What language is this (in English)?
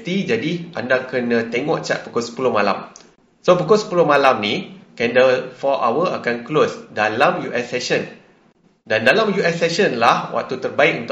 Malay